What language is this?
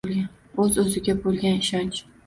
Uzbek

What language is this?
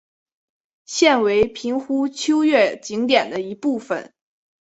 Chinese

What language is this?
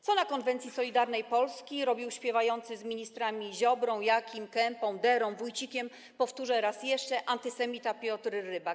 Polish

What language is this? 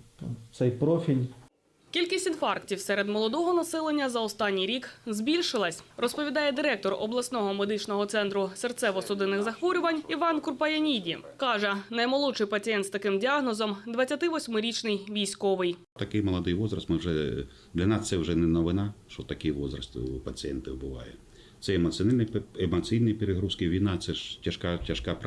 Ukrainian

